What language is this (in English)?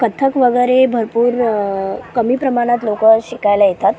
Marathi